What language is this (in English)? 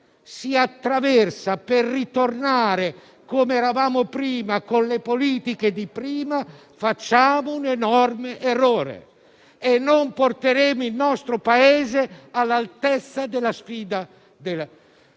Italian